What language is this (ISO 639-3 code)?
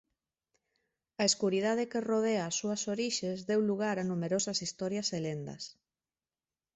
glg